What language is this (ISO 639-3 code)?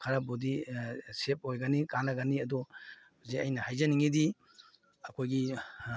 mni